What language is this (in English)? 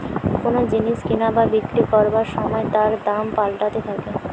Bangla